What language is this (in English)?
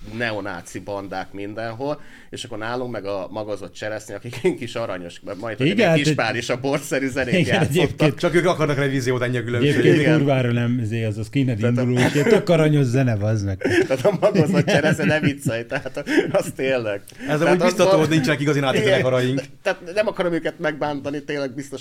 Hungarian